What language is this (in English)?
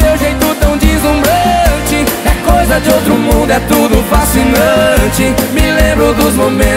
Portuguese